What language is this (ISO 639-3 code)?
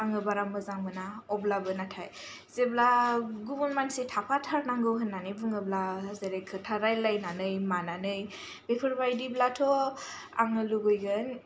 brx